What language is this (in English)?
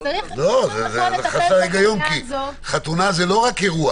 Hebrew